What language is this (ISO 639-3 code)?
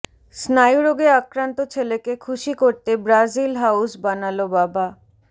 ben